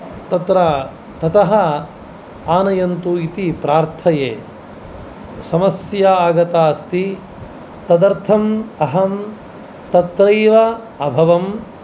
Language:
Sanskrit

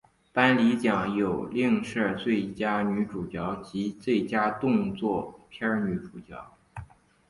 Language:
Chinese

